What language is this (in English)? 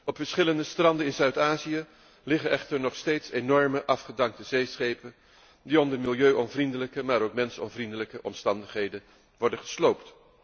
Dutch